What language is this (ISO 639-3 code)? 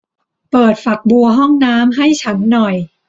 tha